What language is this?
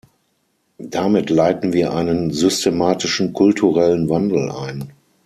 German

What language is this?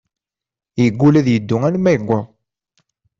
Kabyle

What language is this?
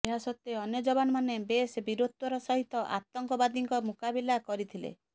Odia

